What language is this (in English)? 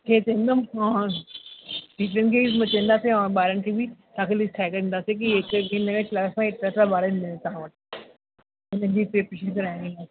Sindhi